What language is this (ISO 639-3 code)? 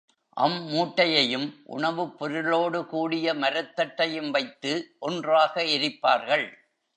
tam